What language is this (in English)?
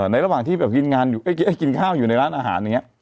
Thai